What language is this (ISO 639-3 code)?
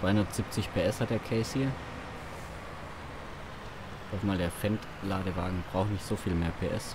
deu